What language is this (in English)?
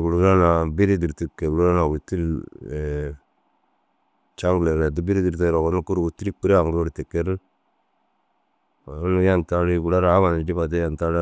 Dazaga